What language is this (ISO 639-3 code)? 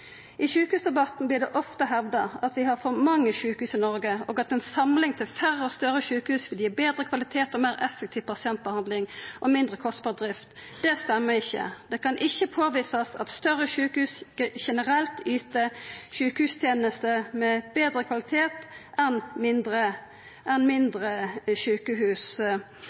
nno